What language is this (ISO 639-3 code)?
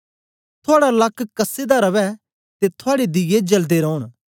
doi